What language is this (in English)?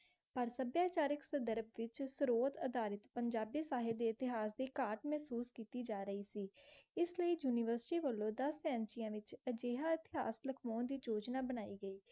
Punjabi